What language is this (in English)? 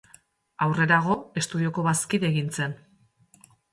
Basque